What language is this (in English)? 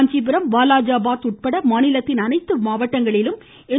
Tamil